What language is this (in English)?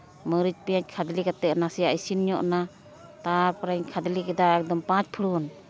Santali